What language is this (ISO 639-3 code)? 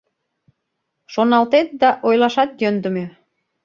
chm